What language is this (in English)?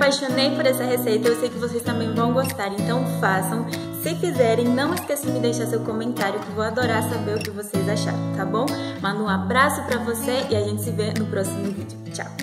Portuguese